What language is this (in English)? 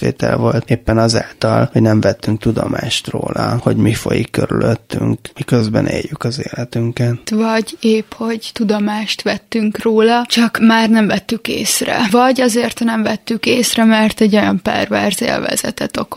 Hungarian